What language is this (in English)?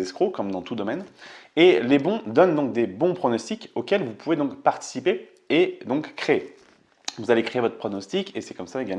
French